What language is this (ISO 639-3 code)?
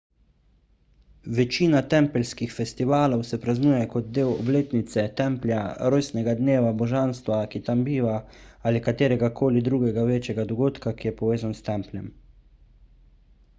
slv